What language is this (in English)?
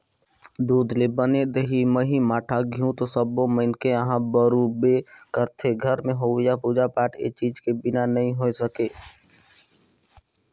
Chhattisgarhi